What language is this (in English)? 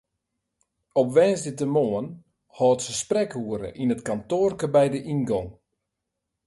Western Frisian